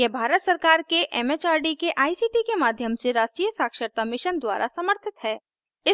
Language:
Hindi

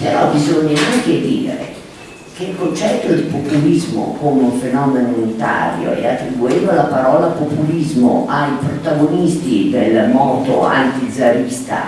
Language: Italian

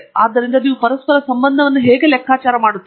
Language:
Kannada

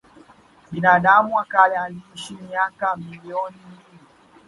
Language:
Swahili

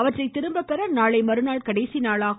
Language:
Tamil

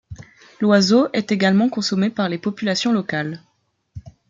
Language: French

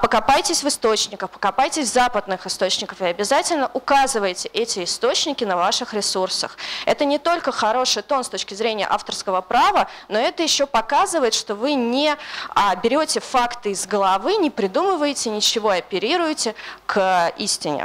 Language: Russian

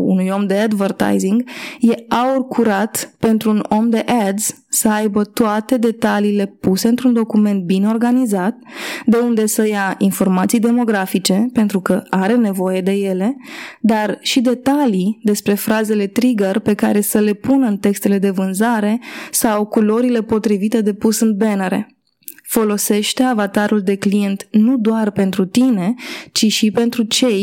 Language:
Romanian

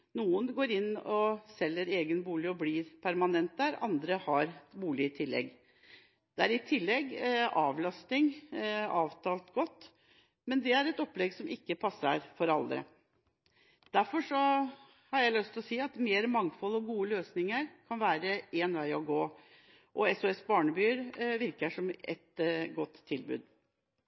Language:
Norwegian Bokmål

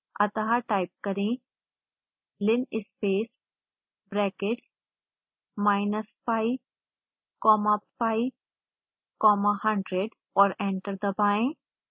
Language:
Hindi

